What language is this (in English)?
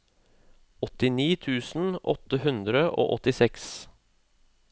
Norwegian